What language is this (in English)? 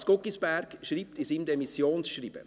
Swiss German